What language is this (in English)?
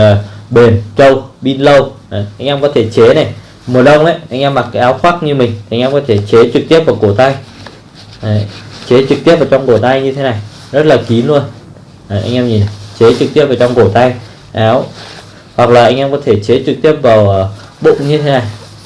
Vietnamese